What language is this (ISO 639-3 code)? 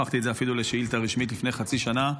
heb